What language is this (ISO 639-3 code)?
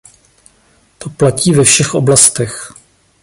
ces